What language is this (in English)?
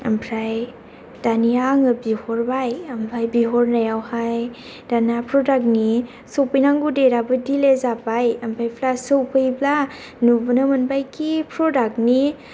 Bodo